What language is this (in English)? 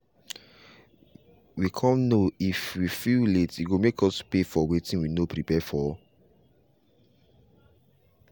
Nigerian Pidgin